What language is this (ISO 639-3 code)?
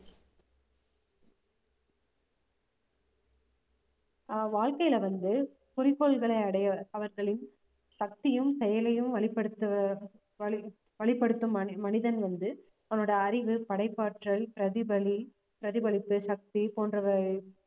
tam